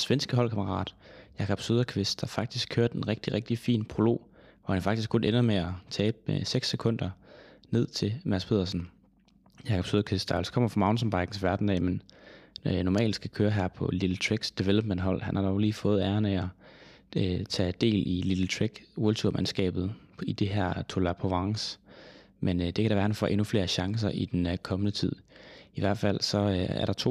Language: Danish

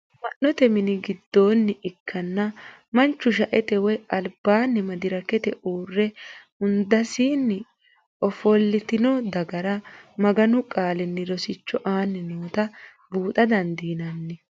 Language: Sidamo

